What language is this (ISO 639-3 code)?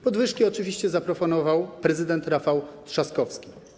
pol